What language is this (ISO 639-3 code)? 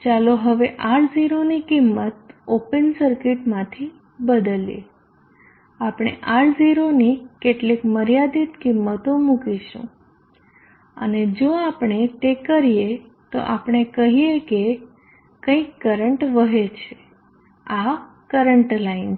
guj